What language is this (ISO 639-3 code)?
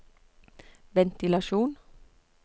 nor